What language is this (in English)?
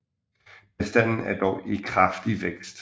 Danish